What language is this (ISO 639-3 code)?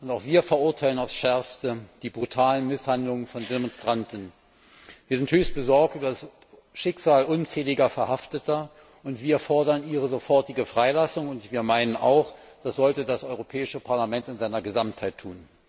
deu